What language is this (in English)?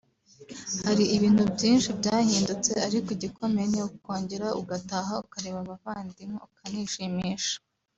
Kinyarwanda